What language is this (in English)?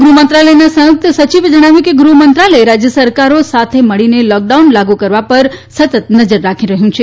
Gujarati